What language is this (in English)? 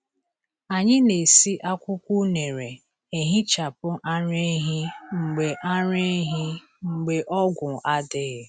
Igbo